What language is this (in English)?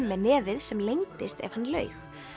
Icelandic